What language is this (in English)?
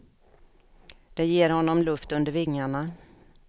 Swedish